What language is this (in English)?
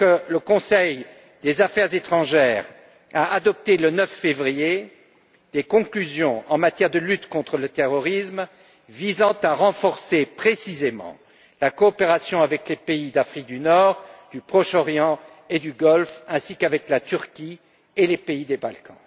French